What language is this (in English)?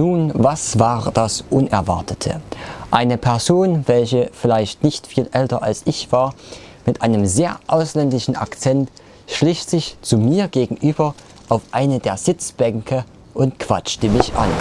German